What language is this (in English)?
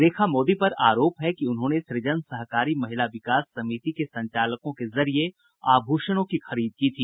Hindi